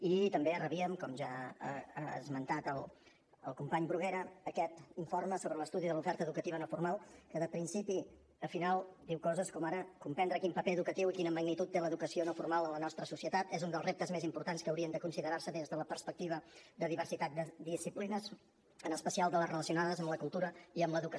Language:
Catalan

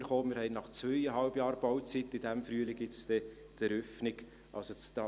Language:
Swiss German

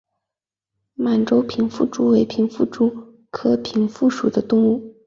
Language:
Chinese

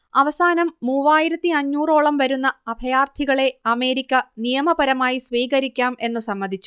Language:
Malayalam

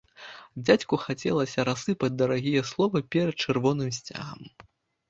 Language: Belarusian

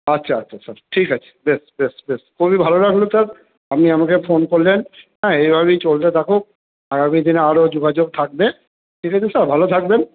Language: Bangla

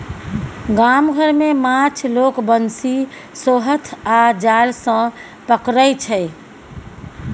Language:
Maithili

